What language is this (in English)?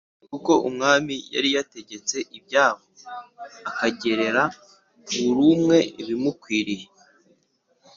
Kinyarwanda